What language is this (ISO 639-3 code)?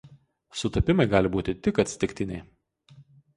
lit